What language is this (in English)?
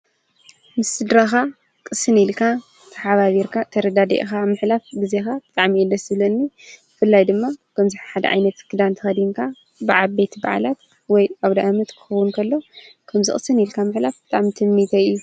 Tigrinya